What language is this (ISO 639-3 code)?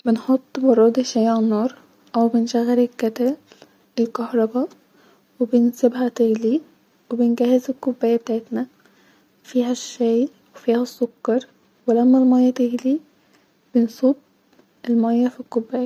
arz